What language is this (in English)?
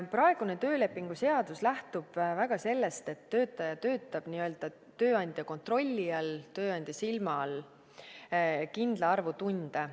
Estonian